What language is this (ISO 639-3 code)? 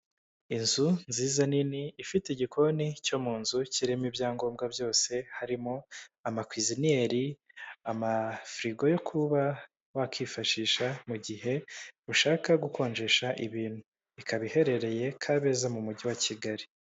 kin